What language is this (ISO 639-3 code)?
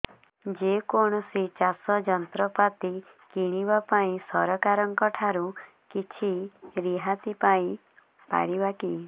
ori